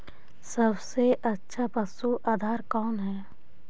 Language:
Magahi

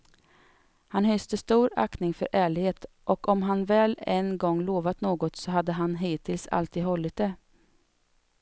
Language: Swedish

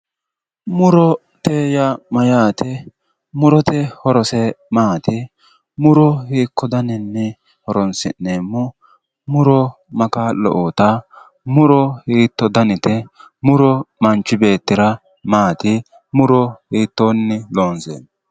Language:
Sidamo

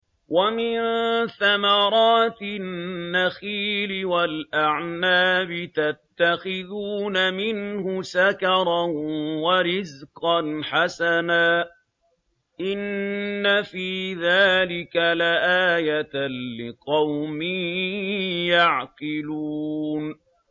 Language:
Arabic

